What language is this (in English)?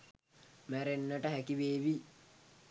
Sinhala